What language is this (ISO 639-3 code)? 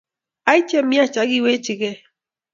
kln